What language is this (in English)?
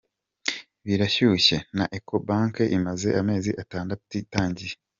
Kinyarwanda